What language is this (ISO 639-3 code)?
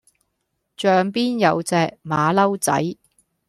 yue